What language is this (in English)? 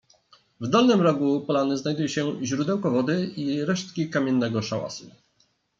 Polish